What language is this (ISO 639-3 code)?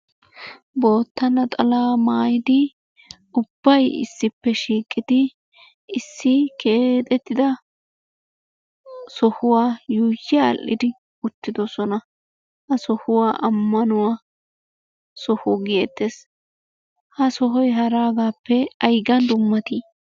wal